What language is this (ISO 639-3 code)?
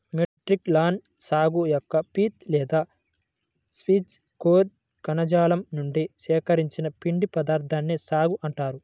tel